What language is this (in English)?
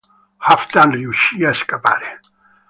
Italian